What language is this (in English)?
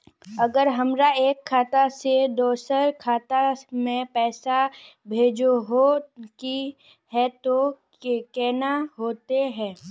Magahi